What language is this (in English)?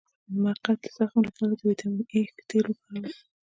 Pashto